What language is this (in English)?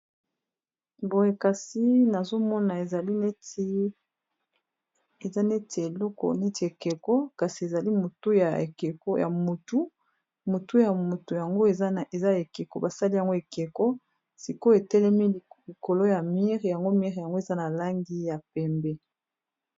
Lingala